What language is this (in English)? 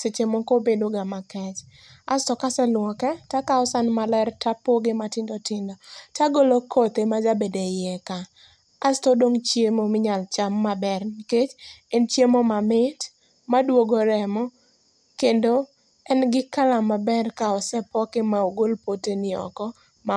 Luo (Kenya and Tanzania)